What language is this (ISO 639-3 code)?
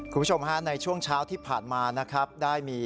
tha